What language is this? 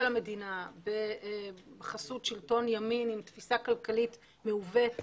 Hebrew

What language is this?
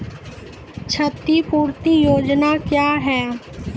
Maithili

